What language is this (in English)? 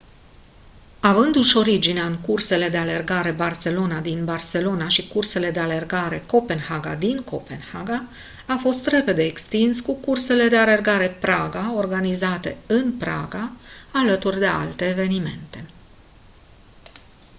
Romanian